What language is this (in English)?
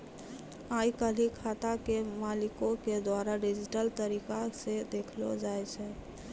Maithili